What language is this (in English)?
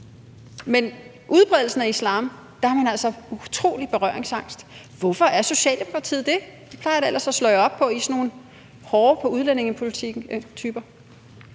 Danish